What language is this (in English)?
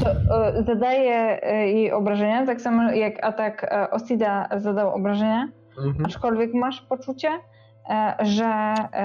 Polish